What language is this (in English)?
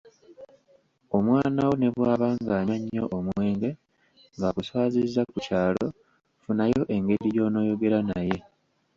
Ganda